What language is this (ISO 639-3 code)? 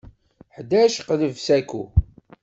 kab